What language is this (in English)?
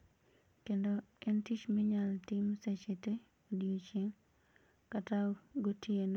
Luo (Kenya and Tanzania)